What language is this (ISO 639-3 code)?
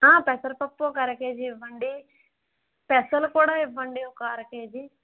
tel